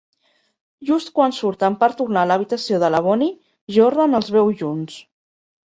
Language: Catalan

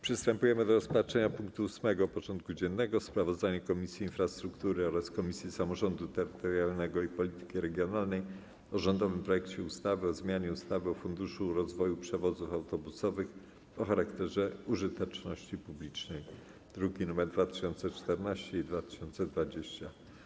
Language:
Polish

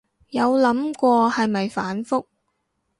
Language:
Cantonese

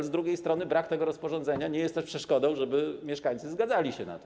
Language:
Polish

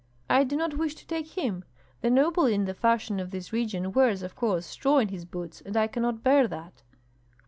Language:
English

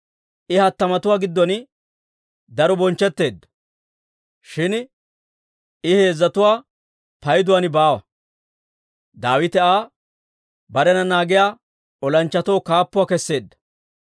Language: Dawro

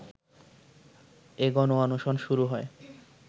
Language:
Bangla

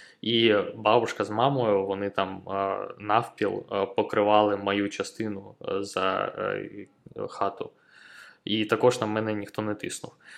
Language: Ukrainian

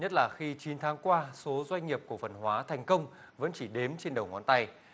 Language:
Vietnamese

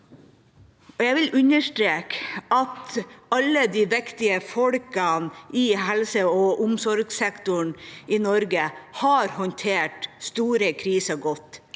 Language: Norwegian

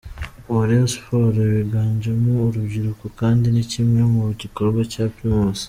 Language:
Kinyarwanda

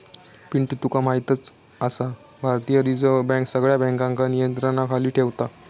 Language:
Marathi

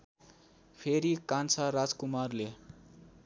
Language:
Nepali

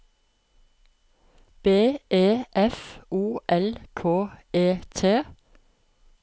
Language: Norwegian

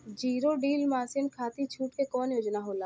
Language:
Bhojpuri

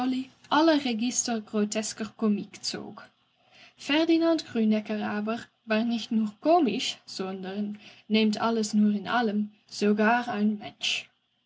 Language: German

